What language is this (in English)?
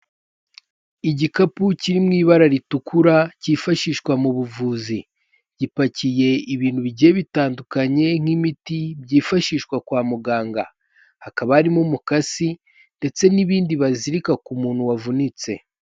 Kinyarwanda